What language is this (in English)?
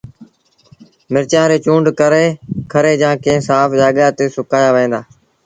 Sindhi Bhil